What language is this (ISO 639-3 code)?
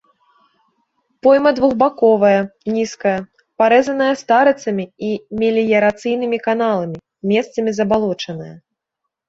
bel